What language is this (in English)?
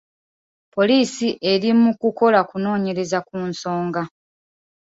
Ganda